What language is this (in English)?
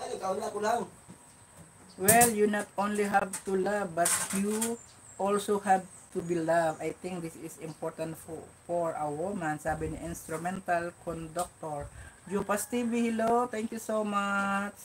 Filipino